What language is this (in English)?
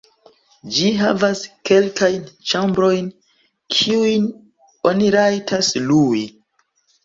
Esperanto